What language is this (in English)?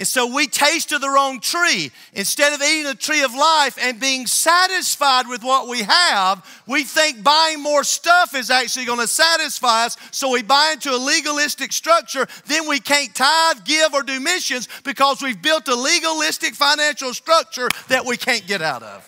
English